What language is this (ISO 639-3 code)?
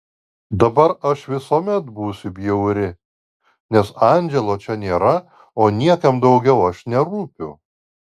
lit